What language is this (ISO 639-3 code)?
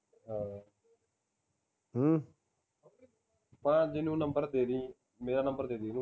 pan